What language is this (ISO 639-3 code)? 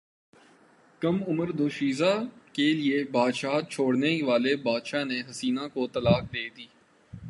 urd